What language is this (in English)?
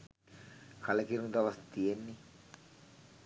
Sinhala